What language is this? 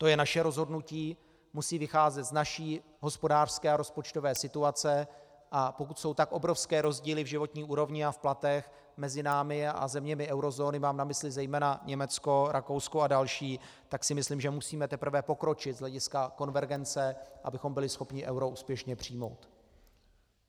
Czech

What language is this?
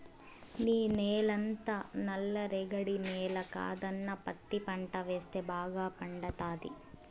Telugu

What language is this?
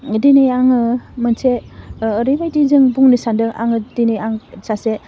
Bodo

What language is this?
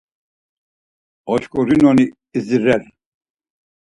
Laz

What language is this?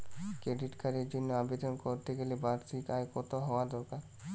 Bangla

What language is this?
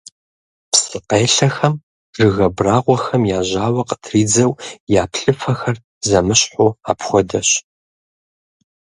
Kabardian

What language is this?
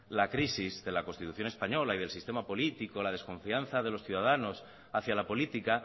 Spanish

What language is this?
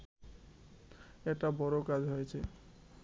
Bangla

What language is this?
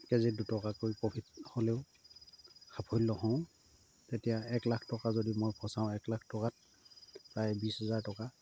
Assamese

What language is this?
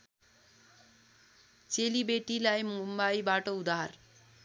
Nepali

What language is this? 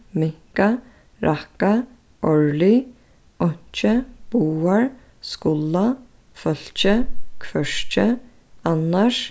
Faroese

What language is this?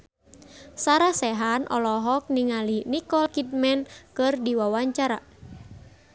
Sundanese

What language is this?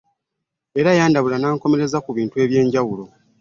Ganda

